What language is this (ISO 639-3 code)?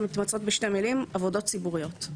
heb